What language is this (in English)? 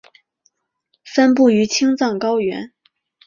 Chinese